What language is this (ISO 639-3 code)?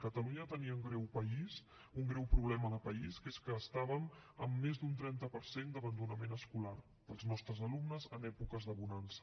cat